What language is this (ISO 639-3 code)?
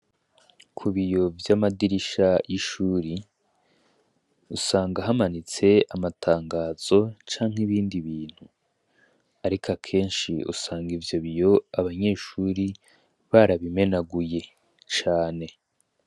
run